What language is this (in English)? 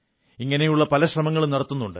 Malayalam